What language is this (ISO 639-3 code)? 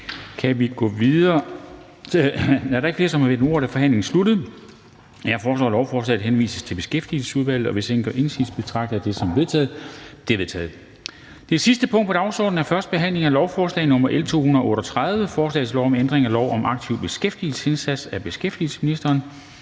dan